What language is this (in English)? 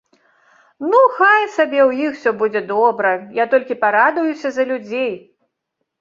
Belarusian